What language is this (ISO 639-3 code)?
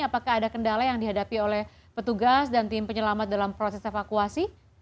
ind